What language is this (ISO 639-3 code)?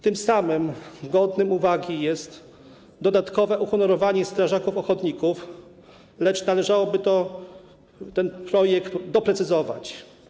pol